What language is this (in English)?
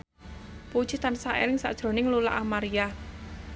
Javanese